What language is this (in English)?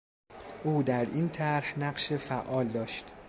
Persian